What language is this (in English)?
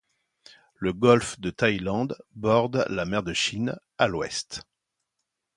French